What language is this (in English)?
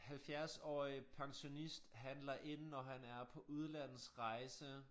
Danish